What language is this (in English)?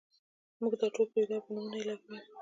Pashto